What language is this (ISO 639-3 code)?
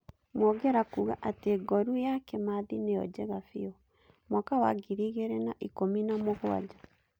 kik